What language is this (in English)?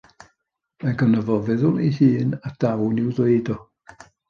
Welsh